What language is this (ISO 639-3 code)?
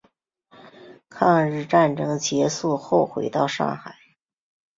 zho